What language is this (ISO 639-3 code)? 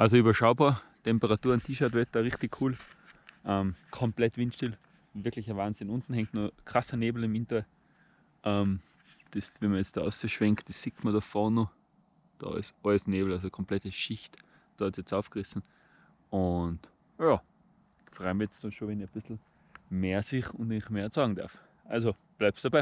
deu